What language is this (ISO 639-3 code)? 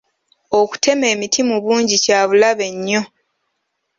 lug